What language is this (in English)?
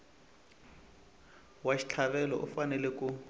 Tsonga